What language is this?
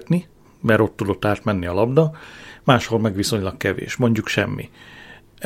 Hungarian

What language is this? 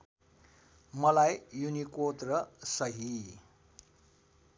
Nepali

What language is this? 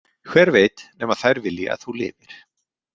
Icelandic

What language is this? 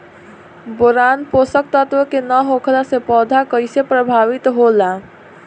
Bhojpuri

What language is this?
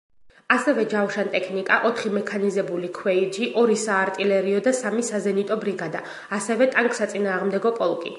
Georgian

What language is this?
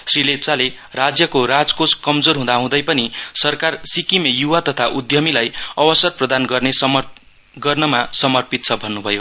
Nepali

